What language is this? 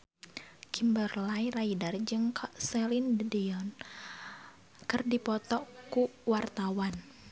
Sundanese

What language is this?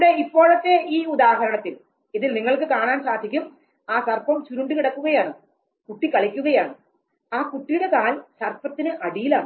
Malayalam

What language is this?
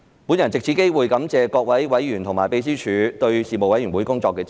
Cantonese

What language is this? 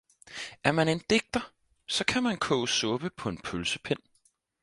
Danish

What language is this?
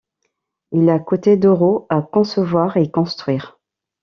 French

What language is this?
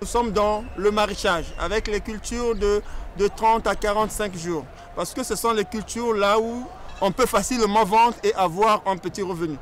French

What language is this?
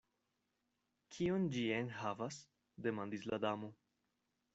Esperanto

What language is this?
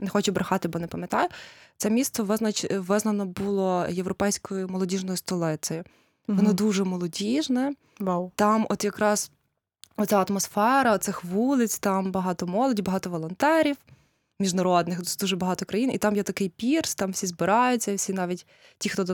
Ukrainian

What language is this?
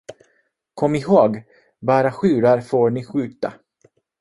Swedish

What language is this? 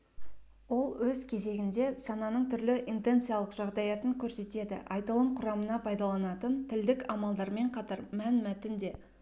Kazakh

